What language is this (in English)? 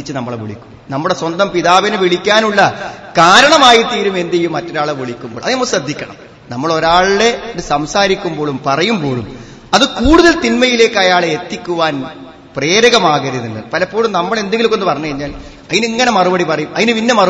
Malayalam